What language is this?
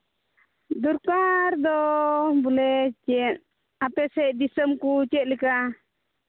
Santali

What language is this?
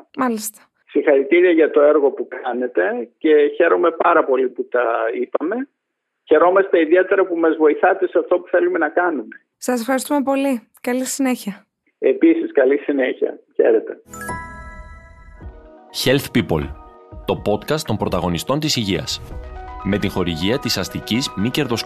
Greek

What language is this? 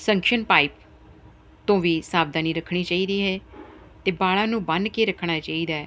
Punjabi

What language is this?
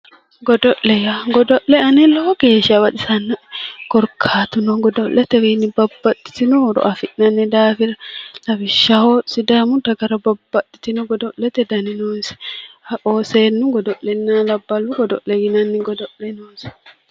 Sidamo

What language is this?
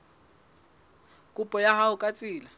Southern Sotho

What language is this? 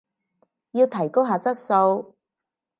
Cantonese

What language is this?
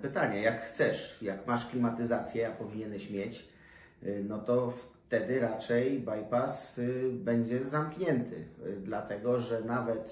Polish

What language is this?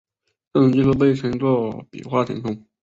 Chinese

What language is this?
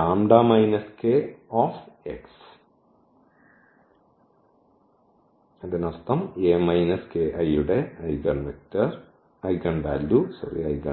Malayalam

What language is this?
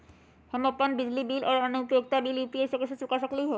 Magahi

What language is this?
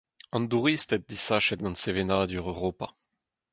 Breton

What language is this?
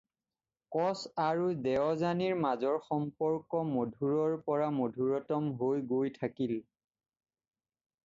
Assamese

